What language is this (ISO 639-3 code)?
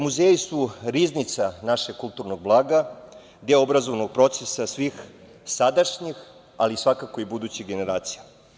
srp